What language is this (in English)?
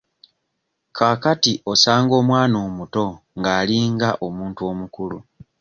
Ganda